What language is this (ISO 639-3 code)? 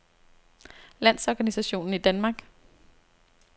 dan